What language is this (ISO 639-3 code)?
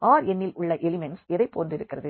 tam